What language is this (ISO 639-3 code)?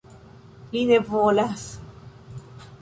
epo